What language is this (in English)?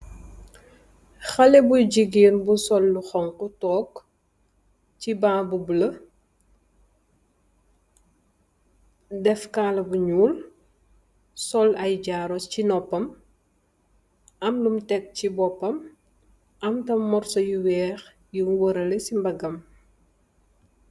Wolof